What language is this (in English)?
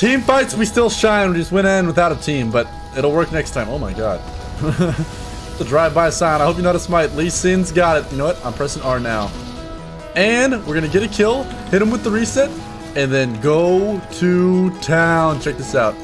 English